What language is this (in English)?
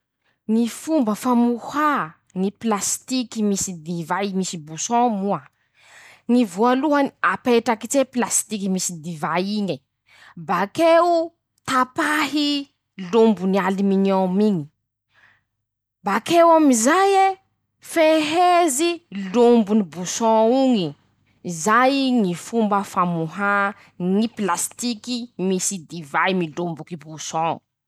Masikoro Malagasy